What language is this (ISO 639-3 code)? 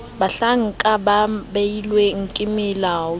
sot